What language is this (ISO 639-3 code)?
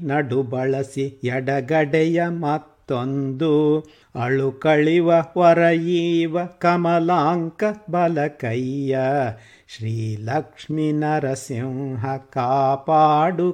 kan